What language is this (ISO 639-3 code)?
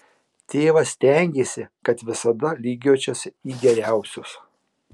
lit